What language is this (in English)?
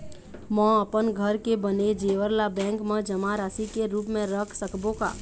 Chhattisgarhi